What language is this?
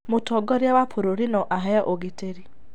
Kikuyu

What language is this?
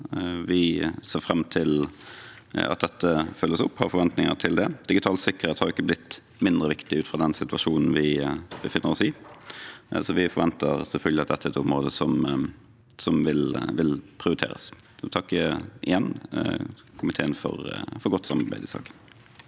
Norwegian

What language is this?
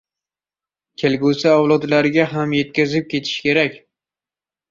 Uzbek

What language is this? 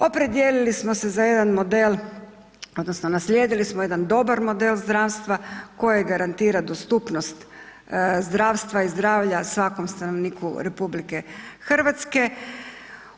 Croatian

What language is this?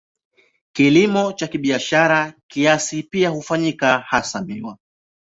Swahili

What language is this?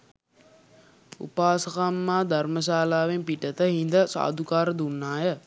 Sinhala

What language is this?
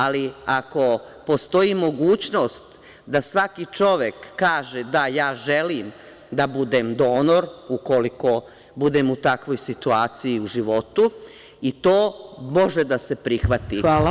Serbian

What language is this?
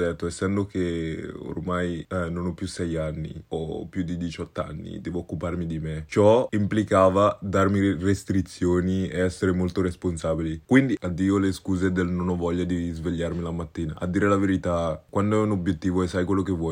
Italian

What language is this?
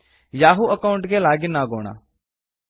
Kannada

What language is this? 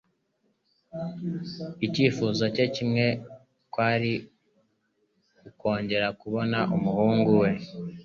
Kinyarwanda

